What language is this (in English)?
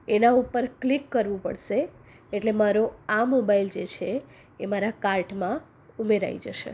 Gujarati